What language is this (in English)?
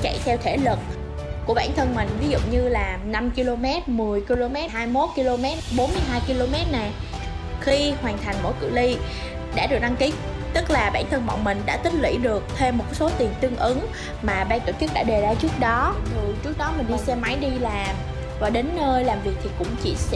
Vietnamese